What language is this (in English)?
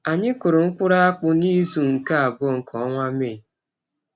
Igbo